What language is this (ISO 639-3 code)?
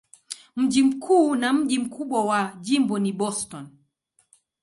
swa